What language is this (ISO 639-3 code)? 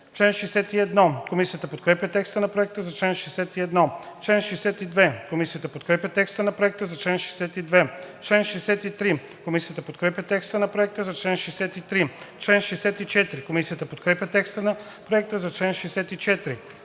bul